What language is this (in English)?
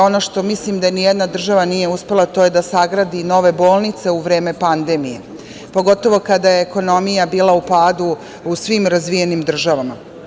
Serbian